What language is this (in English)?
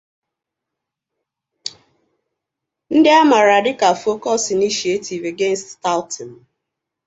Igbo